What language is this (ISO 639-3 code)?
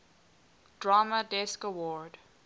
eng